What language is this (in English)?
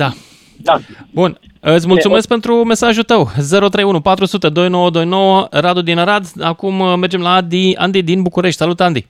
Romanian